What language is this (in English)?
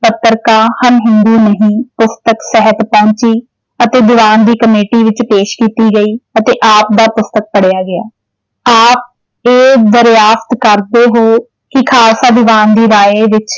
Punjabi